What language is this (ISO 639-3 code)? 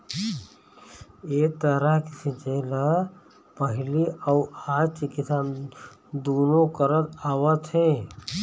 hne